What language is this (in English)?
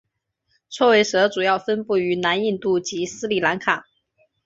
Chinese